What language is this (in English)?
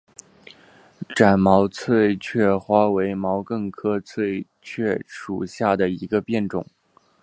Chinese